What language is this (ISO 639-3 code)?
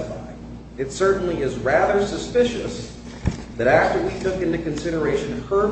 eng